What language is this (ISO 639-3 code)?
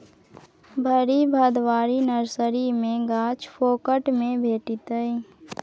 mai